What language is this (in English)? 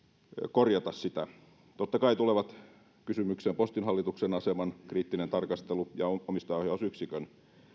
Finnish